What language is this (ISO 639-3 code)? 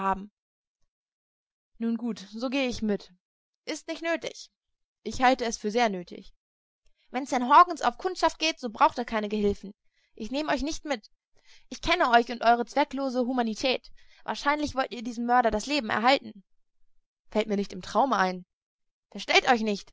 deu